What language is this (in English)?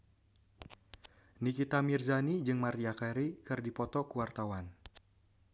Sundanese